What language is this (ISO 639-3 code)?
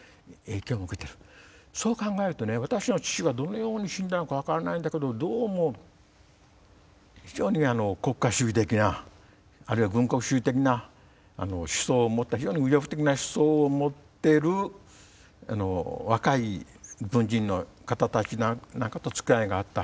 jpn